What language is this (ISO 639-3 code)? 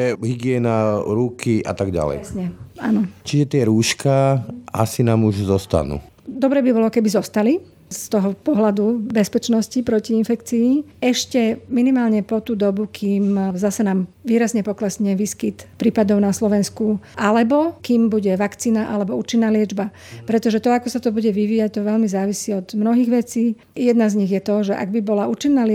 slk